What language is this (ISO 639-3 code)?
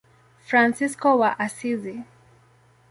swa